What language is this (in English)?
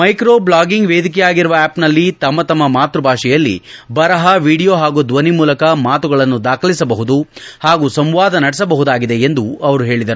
Kannada